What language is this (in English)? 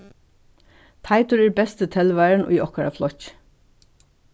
Faroese